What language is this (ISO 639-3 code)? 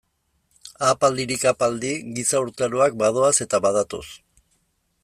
eus